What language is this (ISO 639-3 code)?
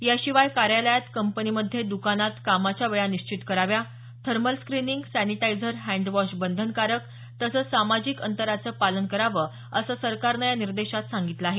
mar